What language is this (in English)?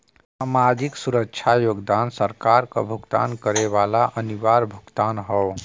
Bhojpuri